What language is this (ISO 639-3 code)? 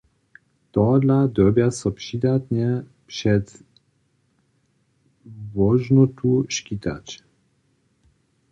hsb